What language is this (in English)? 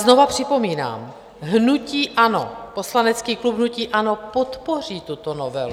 Czech